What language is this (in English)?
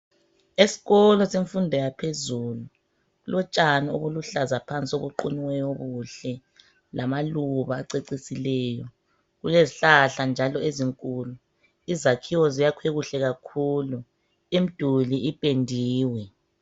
North Ndebele